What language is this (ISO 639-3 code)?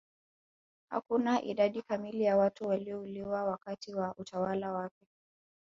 swa